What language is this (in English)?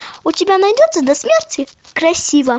Russian